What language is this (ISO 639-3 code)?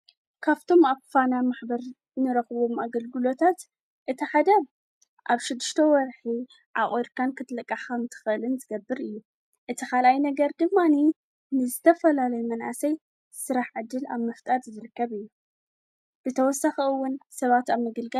tir